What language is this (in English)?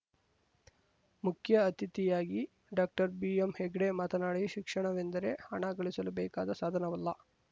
Kannada